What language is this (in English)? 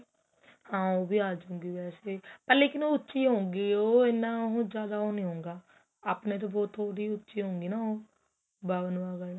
Punjabi